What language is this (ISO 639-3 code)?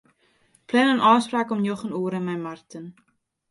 fry